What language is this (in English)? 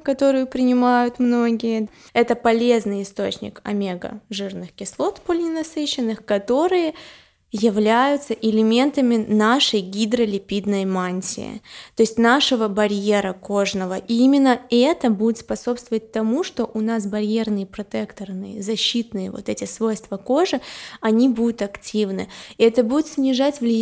Russian